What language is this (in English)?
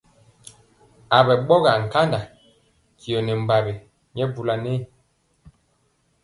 Mpiemo